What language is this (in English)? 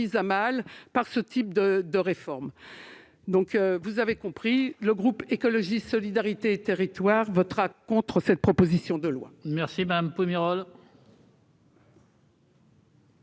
French